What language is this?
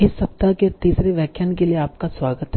Hindi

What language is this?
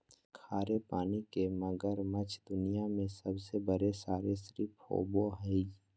Magahi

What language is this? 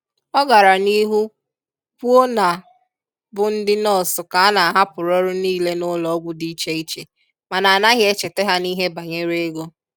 Igbo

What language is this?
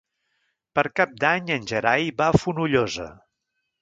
Catalan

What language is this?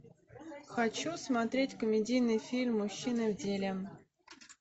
Russian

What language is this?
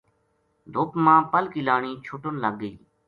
Gujari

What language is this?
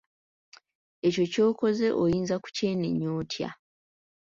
Ganda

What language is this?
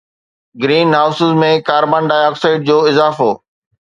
Sindhi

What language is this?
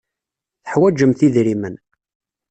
Kabyle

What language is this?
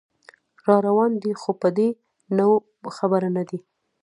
Pashto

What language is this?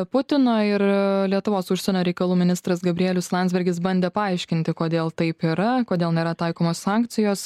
Lithuanian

